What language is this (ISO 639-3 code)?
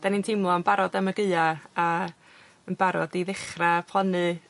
cym